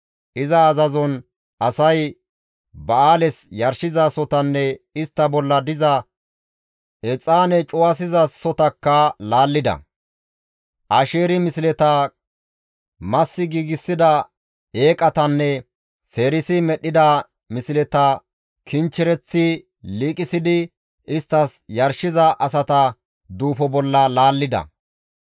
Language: Gamo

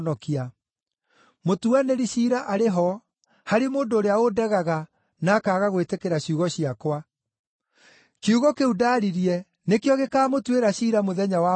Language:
Kikuyu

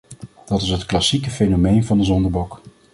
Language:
Dutch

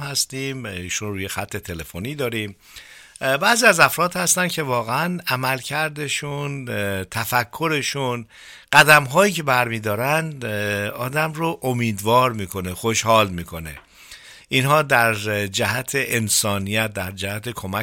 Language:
Persian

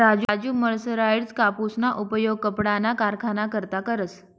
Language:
Marathi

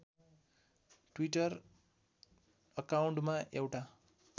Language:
Nepali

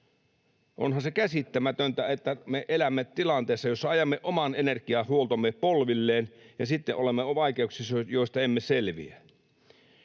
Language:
Finnish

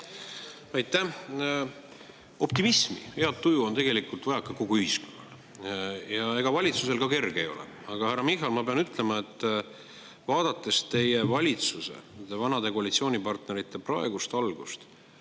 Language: Estonian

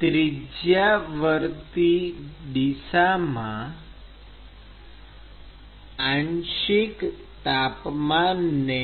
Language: Gujarati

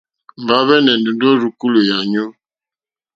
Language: Mokpwe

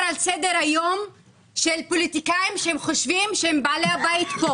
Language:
Hebrew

